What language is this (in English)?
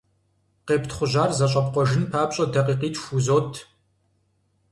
Kabardian